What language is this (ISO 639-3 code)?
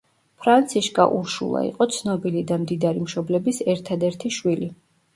kat